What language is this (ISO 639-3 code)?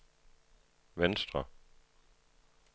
dan